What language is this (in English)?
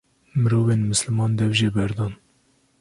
Kurdish